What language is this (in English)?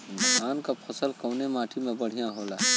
Bhojpuri